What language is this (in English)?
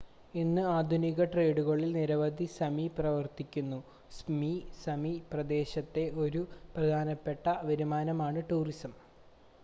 Malayalam